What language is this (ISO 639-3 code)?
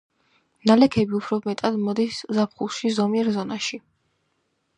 kat